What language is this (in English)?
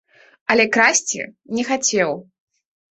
Belarusian